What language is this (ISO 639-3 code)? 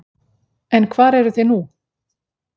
isl